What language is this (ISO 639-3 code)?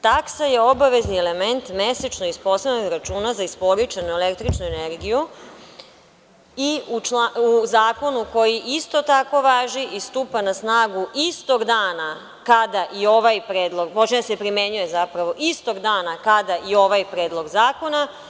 srp